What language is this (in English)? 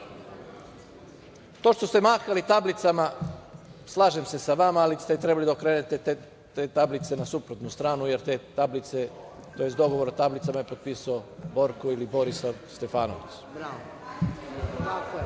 Serbian